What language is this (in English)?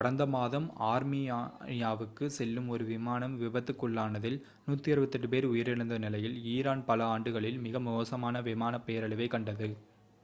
Tamil